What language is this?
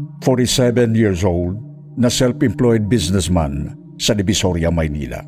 Filipino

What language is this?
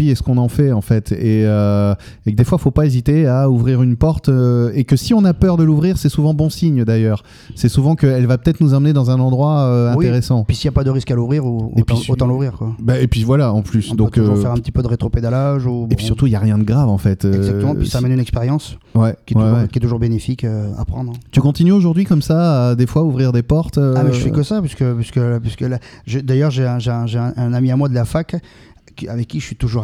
French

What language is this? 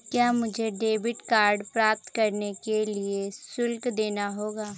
Hindi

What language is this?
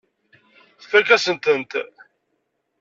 Kabyle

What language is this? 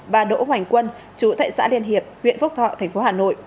Vietnamese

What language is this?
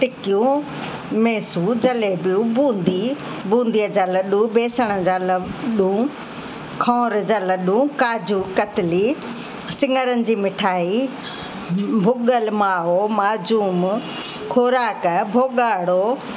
Sindhi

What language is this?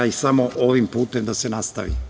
Serbian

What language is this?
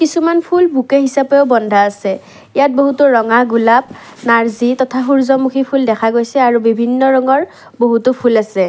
Assamese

